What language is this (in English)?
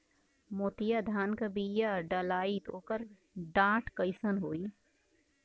Bhojpuri